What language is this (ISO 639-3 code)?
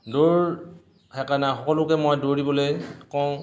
asm